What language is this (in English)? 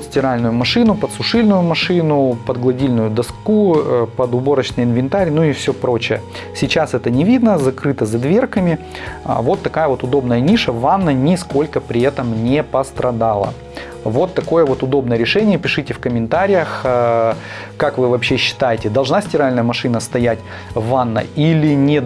Russian